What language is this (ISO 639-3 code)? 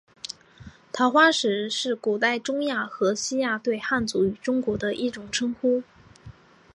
zho